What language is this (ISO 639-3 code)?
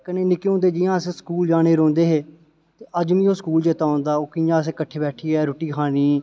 doi